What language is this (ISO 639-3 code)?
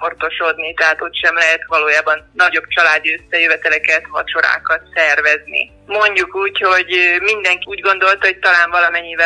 hun